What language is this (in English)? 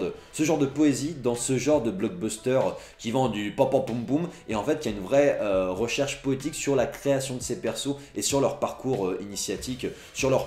French